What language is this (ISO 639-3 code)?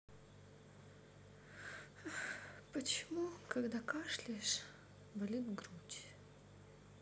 rus